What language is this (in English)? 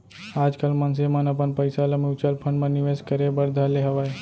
Chhattisgarhi